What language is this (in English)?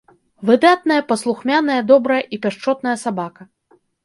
Belarusian